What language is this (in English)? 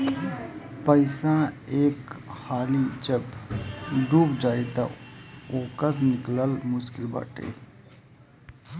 Bhojpuri